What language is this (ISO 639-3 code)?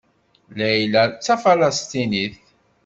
kab